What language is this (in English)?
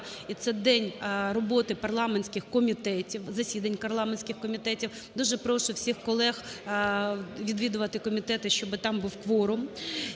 Ukrainian